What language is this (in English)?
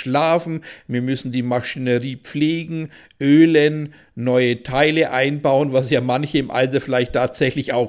German